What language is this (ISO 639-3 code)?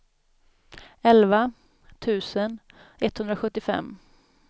swe